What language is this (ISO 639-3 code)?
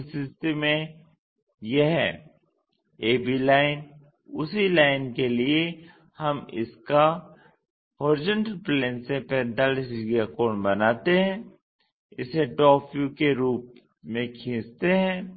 hin